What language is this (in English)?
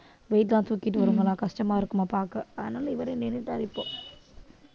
Tamil